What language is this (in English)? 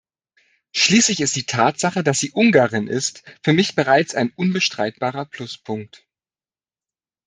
German